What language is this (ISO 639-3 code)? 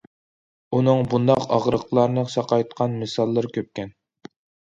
uig